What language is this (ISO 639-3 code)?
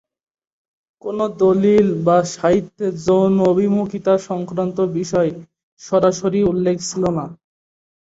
ben